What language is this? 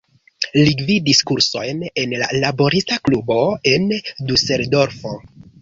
Esperanto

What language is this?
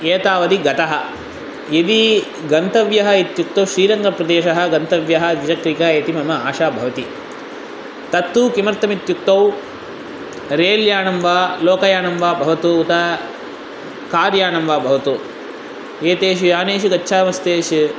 Sanskrit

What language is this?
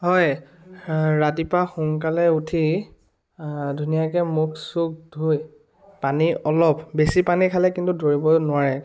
Assamese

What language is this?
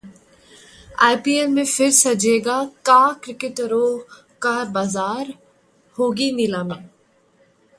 Hindi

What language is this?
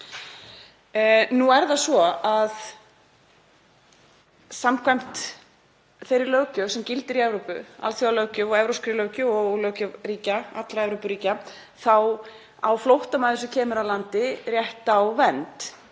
Icelandic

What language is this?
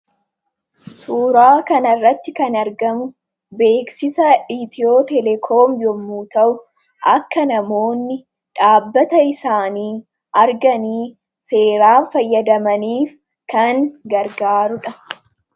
Oromo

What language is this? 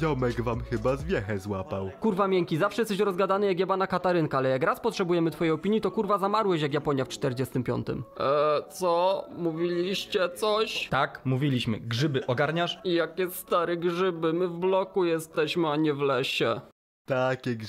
Polish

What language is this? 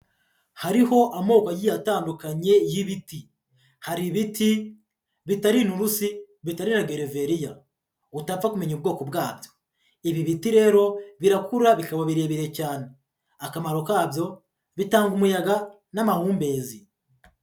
Kinyarwanda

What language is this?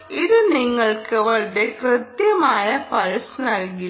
Malayalam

